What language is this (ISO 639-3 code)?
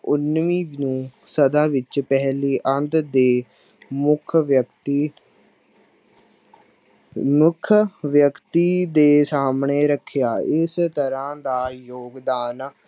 pan